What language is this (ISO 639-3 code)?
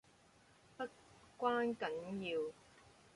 yue